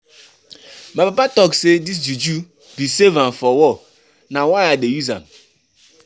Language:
Nigerian Pidgin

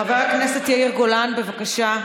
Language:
Hebrew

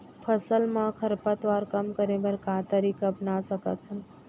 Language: Chhattisgarhi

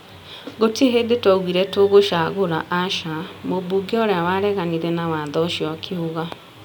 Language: Kikuyu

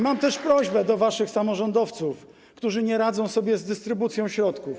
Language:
Polish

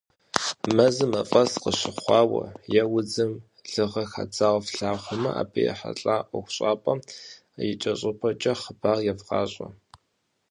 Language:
Kabardian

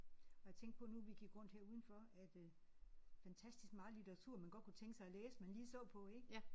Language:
Danish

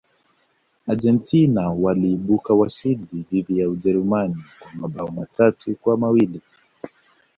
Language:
Swahili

